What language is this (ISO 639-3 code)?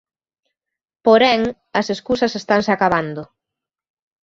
glg